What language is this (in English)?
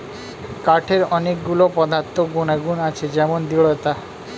Bangla